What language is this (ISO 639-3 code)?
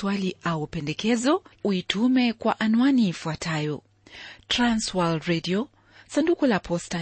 swa